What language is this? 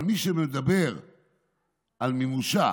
Hebrew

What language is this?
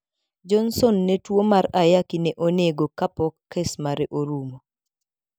Luo (Kenya and Tanzania)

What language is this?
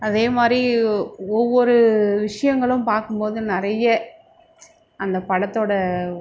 Tamil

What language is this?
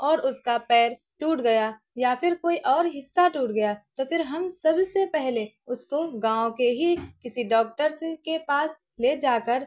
Urdu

